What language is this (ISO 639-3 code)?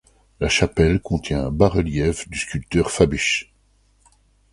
fra